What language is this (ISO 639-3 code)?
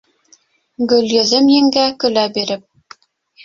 bak